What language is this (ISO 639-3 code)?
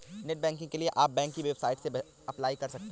hin